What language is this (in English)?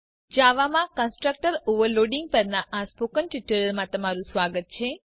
Gujarati